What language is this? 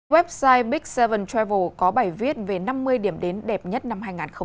Vietnamese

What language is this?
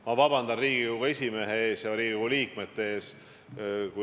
Estonian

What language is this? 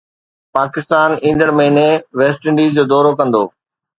Sindhi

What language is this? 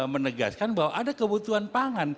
Indonesian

